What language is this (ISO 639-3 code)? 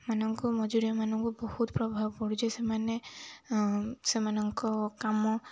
ori